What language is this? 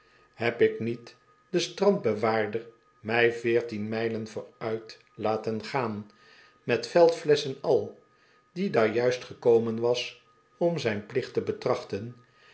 Dutch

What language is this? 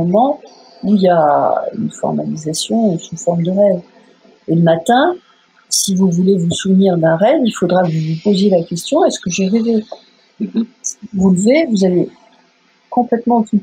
French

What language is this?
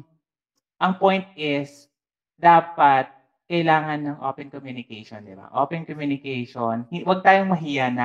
Filipino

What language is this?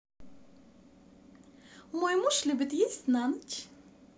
Russian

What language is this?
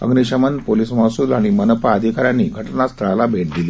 Marathi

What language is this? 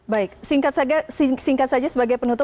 Indonesian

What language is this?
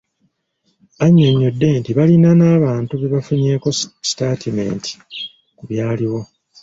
Ganda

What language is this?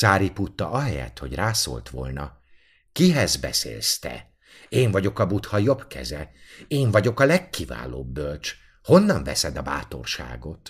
Hungarian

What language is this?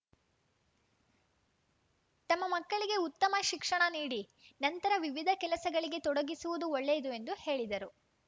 Kannada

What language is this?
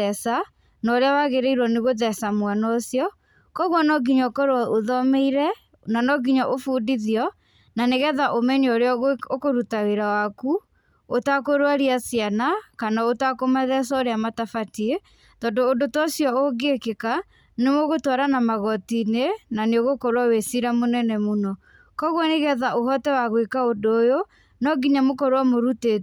Kikuyu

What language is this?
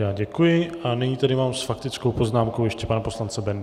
Czech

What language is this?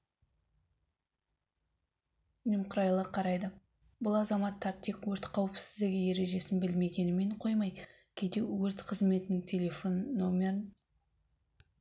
Kazakh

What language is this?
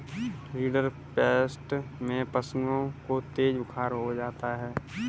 Hindi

